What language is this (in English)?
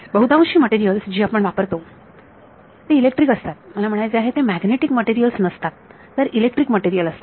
Marathi